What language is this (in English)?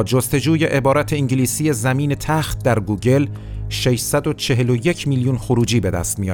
Persian